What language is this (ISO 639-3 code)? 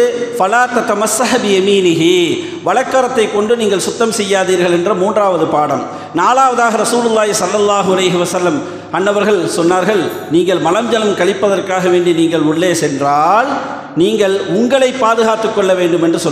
ara